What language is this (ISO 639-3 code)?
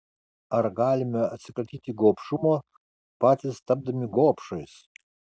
lit